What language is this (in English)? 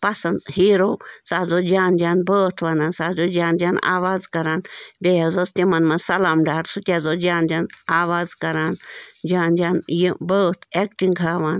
Kashmiri